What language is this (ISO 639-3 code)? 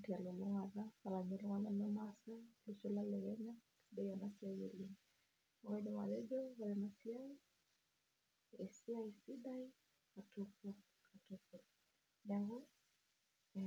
mas